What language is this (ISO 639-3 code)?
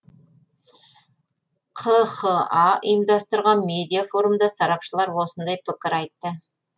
kaz